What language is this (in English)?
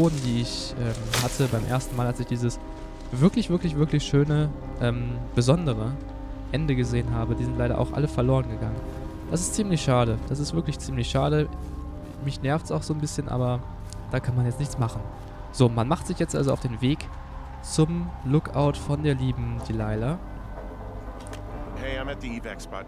German